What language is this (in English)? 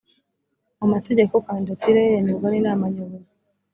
Kinyarwanda